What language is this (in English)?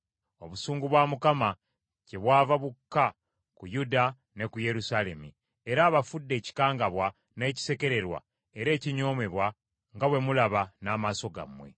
Ganda